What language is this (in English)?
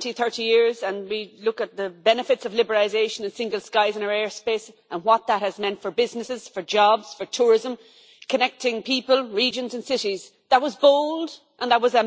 English